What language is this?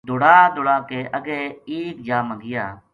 Gujari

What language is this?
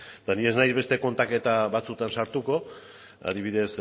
Basque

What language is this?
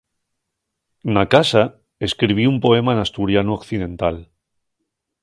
Asturian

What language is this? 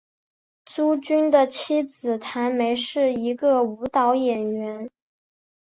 Chinese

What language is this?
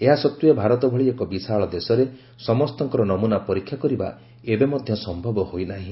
Odia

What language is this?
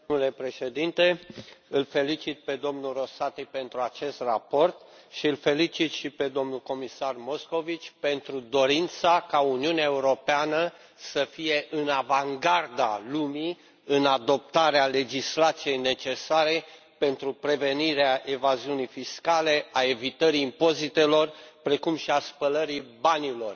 Romanian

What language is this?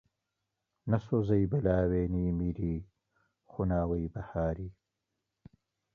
Central Kurdish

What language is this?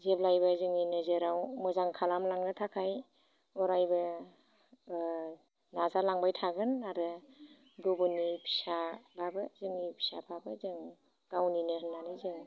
Bodo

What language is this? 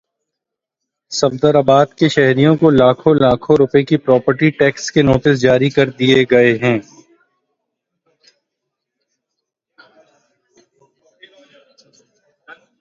Urdu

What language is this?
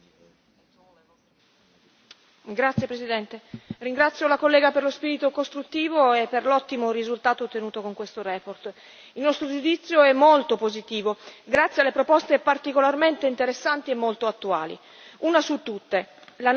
Italian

